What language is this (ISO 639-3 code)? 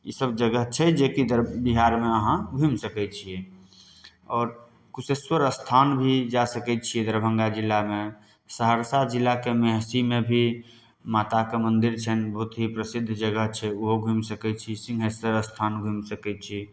mai